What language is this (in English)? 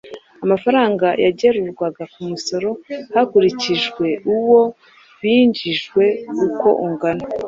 Kinyarwanda